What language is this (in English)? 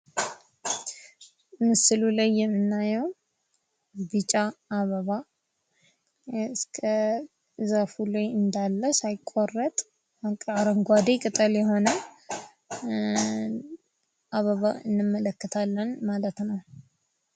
Amharic